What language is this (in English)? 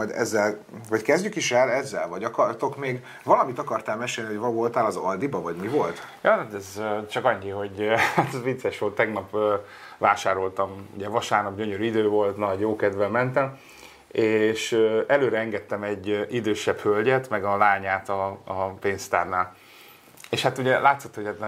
Hungarian